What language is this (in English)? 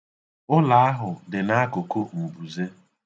Igbo